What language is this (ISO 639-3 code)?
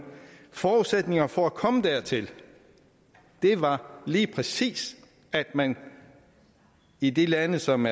dan